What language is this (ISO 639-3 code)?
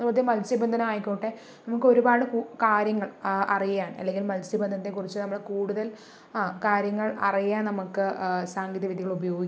mal